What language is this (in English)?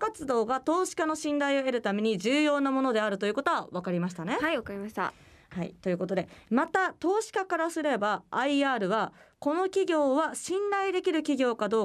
Japanese